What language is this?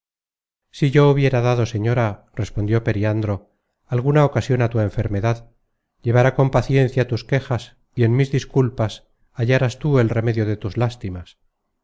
Spanish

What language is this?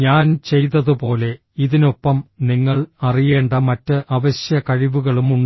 Malayalam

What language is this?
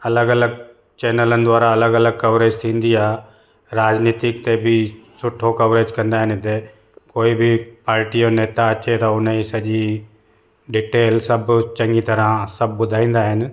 Sindhi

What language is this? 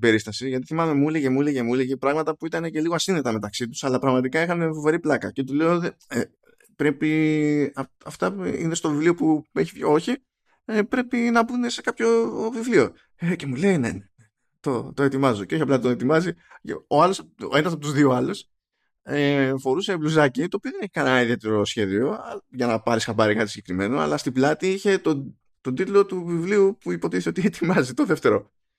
Greek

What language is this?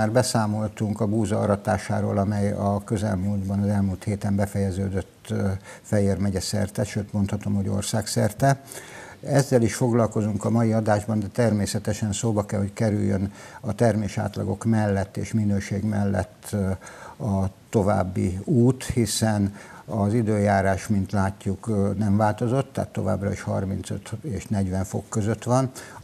Hungarian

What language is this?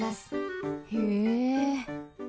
Japanese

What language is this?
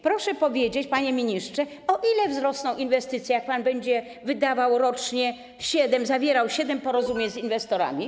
Polish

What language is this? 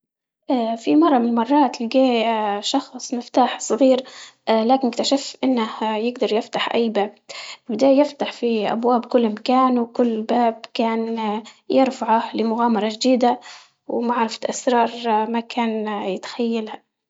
Libyan Arabic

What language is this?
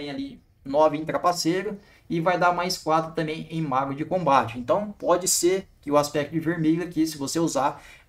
Portuguese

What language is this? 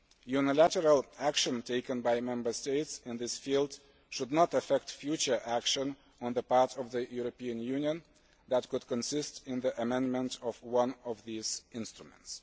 English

